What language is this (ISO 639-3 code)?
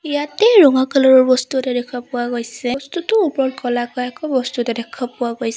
asm